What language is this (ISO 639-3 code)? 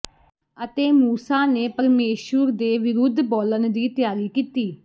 pan